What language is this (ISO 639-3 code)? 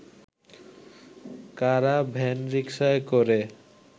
ben